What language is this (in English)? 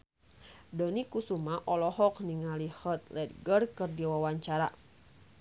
Sundanese